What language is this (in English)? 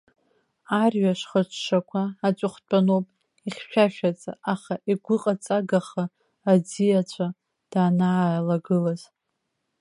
Abkhazian